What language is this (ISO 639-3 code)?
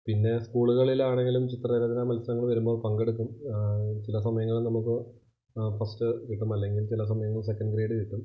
mal